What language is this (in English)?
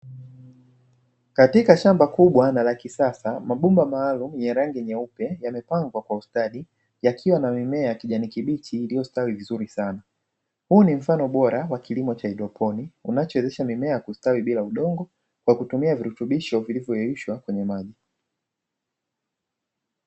Swahili